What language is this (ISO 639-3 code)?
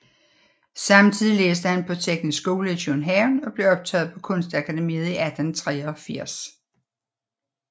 dan